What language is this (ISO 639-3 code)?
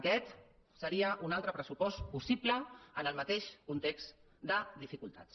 cat